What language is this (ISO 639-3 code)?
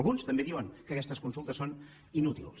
cat